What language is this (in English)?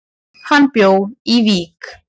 Icelandic